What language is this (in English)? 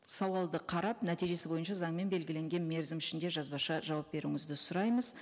Kazakh